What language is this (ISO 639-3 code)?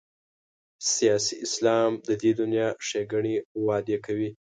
pus